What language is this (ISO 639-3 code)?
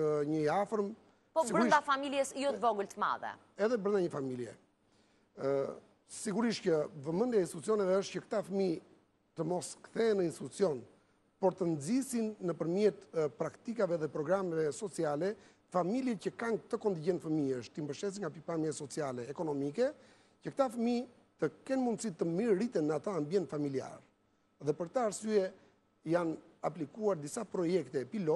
ell